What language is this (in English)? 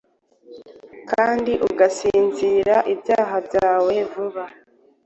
Kinyarwanda